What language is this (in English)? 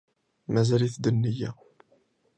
Kabyle